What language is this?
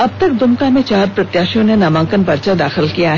Hindi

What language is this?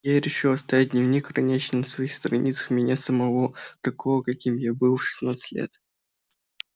Russian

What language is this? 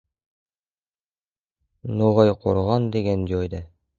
Uzbek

